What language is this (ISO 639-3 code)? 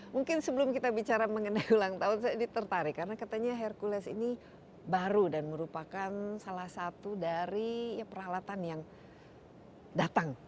ind